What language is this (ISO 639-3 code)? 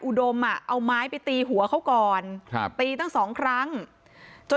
tha